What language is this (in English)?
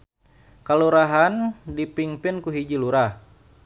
Sundanese